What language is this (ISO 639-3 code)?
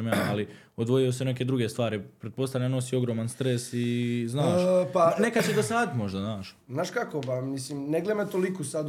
hrv